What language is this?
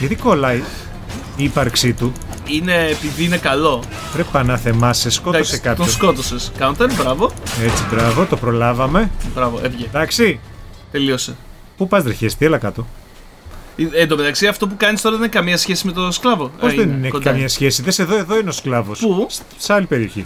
Greek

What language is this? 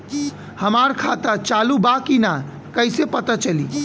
Bhojpuri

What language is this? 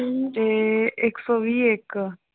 Punjabi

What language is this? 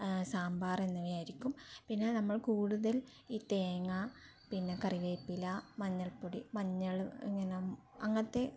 Malayalam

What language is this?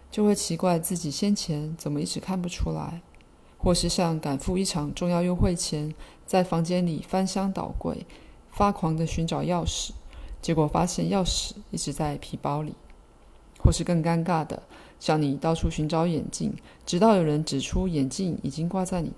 Chinese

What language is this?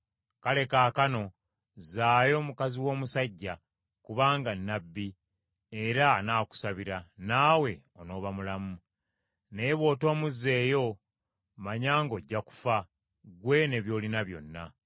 Ganda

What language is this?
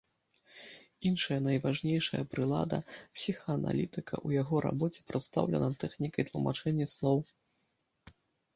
Belarusian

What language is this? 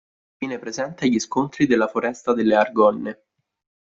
Italian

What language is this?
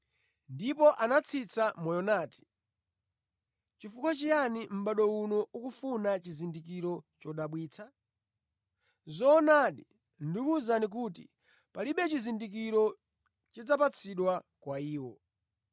Nyanja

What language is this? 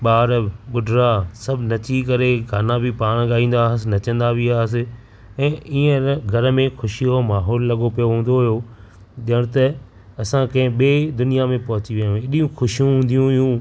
Sindhi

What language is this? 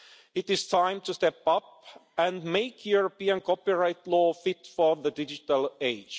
English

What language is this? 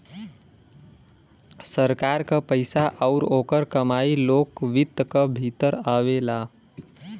Bhojpuri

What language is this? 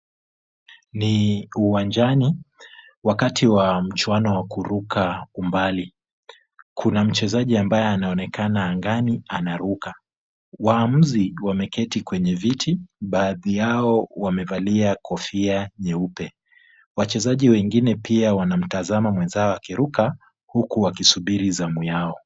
Swahili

